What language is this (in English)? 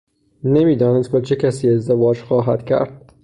Persian